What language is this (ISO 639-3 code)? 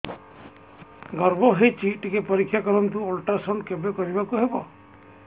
ori